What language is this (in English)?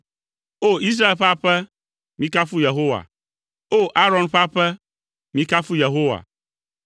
Ewe